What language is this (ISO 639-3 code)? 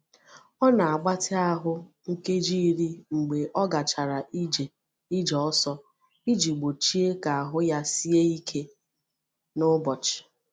ibo